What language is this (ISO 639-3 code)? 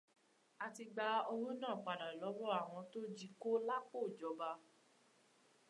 yor